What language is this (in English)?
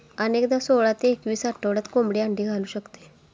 Marathi